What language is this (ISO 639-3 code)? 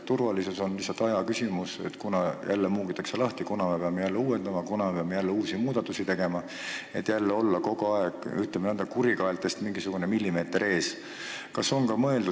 est